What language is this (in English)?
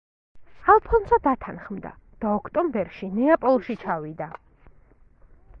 Georgian